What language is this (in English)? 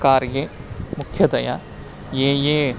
Sanskrit